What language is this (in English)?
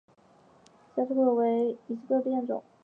Chinese